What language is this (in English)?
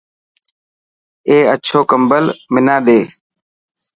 Dhatki